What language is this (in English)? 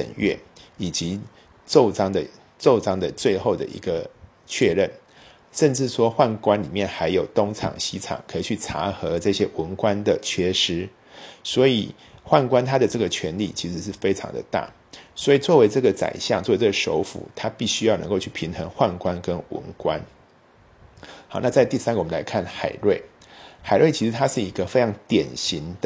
Chinese